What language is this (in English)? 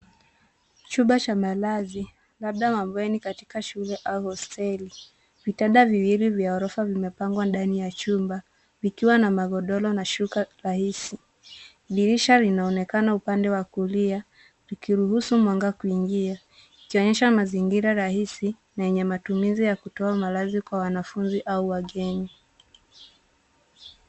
Swahili